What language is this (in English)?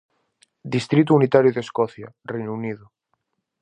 Galician